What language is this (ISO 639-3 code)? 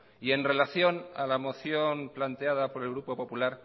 spa